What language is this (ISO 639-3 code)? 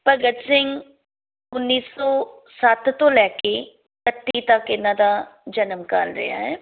pan